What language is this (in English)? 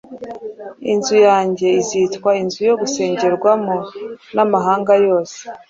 Kinyarwanda